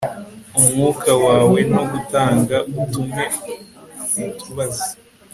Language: Kinyarwanda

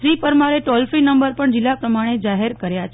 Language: Gujarati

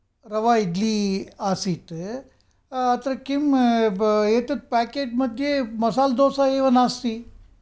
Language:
Sanskrit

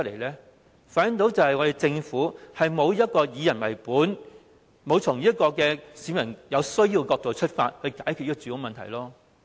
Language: Cantonese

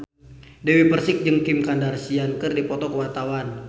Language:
Sundanese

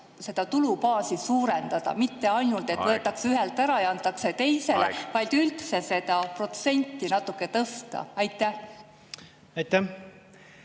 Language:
Estonian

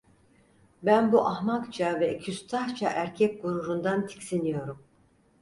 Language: Turkish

